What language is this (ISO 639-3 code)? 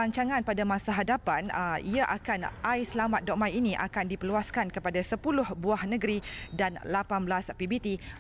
msa